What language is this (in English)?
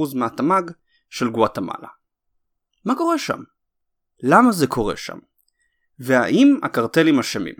Hebrew